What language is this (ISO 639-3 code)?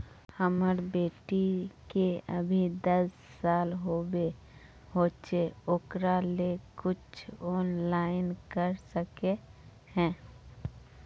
mag